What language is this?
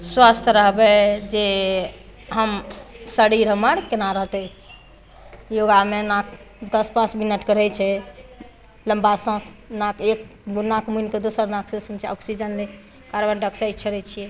Maithili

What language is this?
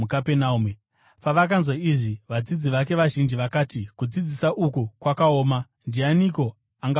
Shona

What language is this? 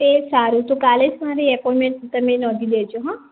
Gujarati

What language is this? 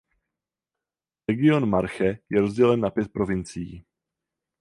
Czech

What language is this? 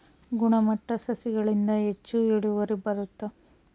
Kannada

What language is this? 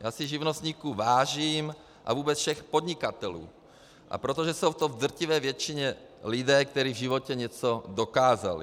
Czech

